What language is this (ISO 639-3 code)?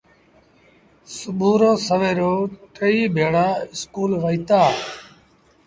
sbn